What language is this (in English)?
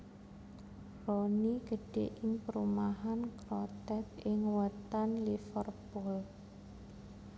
Javanese